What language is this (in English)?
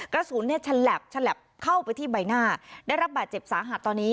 Thai